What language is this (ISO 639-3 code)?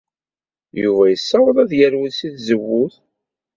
kab